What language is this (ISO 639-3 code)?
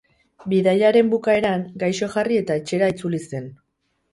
eus